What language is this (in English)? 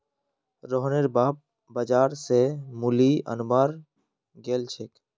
Magahi